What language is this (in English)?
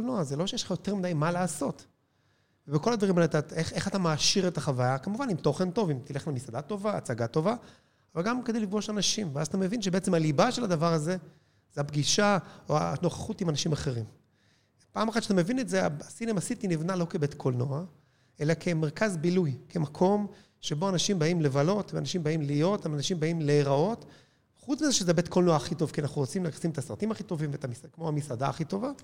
Hebrew